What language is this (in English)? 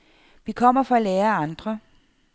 Danish